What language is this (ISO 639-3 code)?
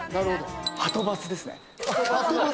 jpn